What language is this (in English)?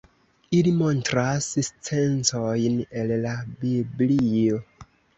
Esperanto